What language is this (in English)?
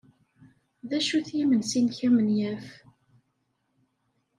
Kabyle